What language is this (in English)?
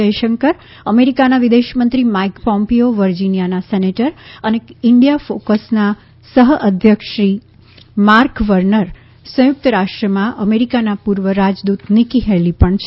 Gujarati